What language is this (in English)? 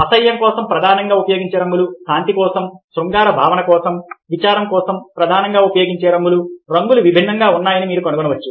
Telugu